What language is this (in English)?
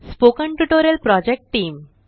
Marathi